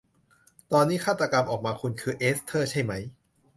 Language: Thai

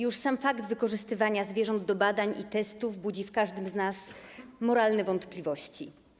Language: Polish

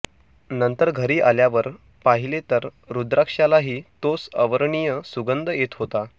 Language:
Marathi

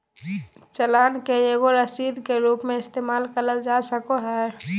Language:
Magahi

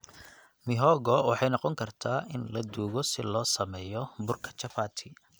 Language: Somali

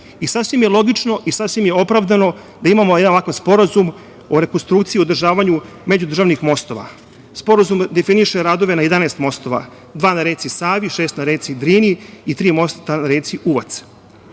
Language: Serbian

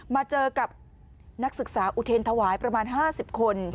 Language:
Thai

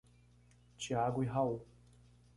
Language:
Portuguese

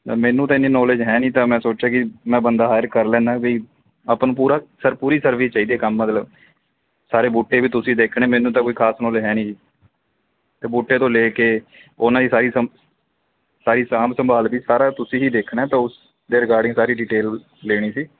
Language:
Punjabi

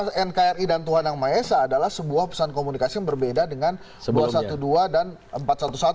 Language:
Indonesian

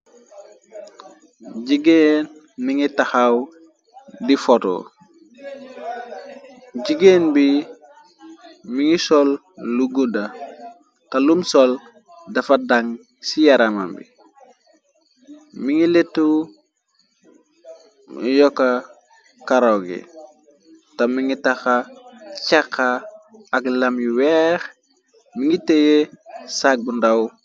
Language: Wolof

